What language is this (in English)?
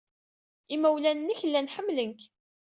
Kabyle